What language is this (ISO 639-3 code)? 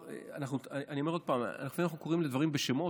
heb